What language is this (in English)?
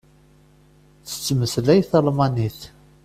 Kabyle